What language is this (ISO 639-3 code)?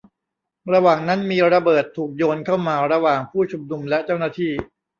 tha